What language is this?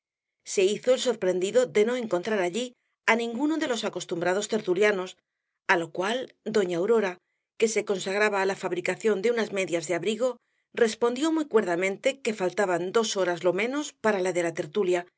Spanish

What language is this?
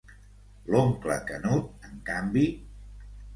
Catalan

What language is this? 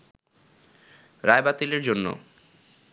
Bangla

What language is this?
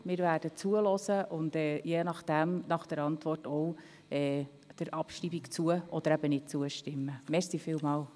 Swiss German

